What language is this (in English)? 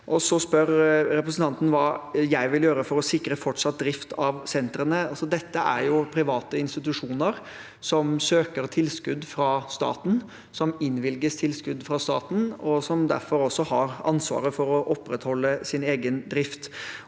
Norwegian